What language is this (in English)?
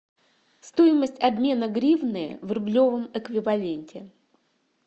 Russian